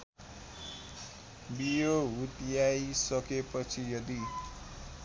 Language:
Nepali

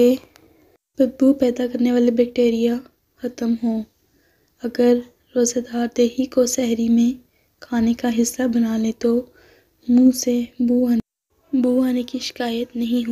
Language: Hindi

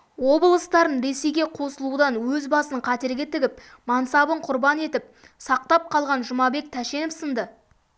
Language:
Kazakh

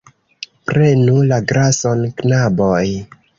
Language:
Esperanto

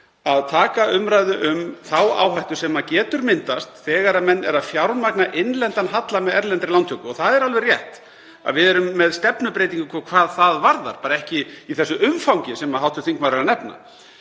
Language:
Icelandic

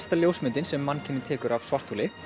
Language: Icelandic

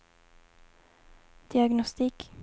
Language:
Swedish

